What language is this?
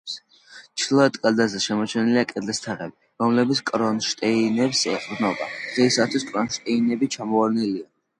Georgian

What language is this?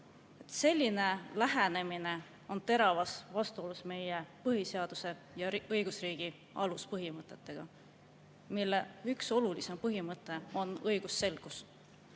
Estonian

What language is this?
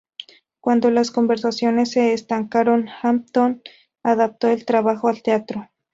Spanish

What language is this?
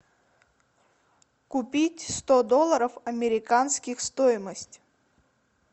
Russian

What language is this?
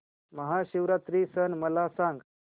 Marathi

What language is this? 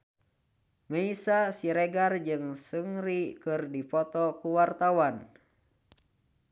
Sundanese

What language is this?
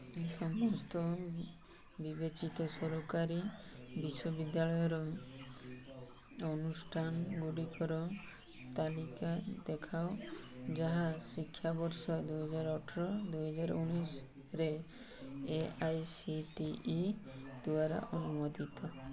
Odia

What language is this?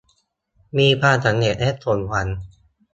Thai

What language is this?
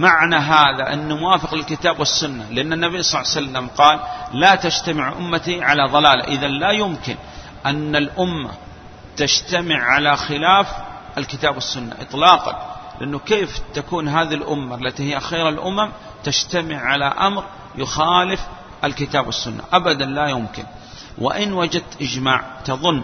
Arabic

